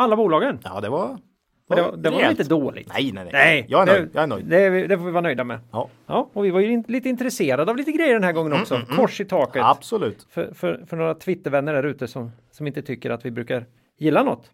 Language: Swedish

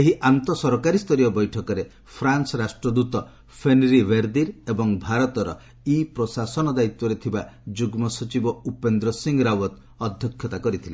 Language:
Odia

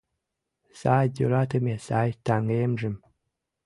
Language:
Mari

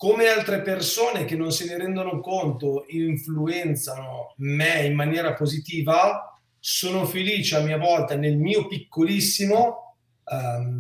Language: Italian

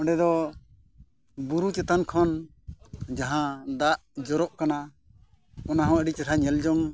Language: Santali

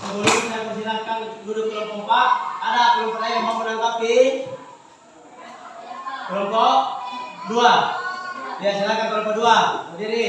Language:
Indonesian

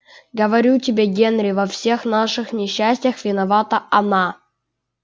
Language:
Russian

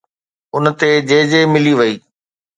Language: Sindhi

